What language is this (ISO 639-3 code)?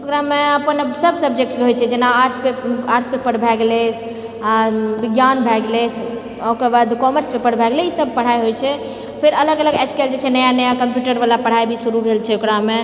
mai